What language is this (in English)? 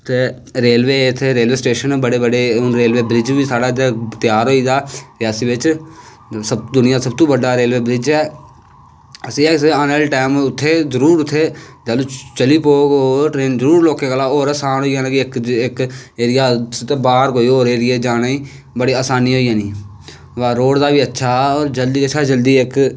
Dogri